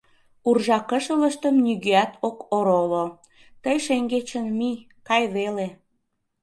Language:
Mari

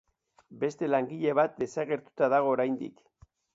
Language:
Basque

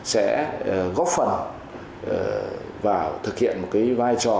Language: Vietnamese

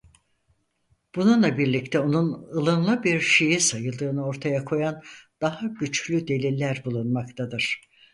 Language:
Turkish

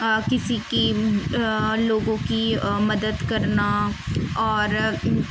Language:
Urdu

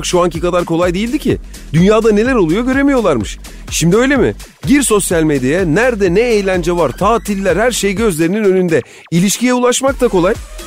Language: Turkish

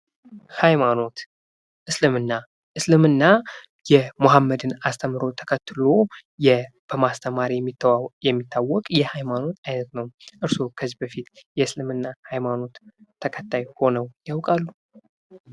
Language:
Amharic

